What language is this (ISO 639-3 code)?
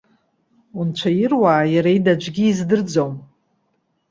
abk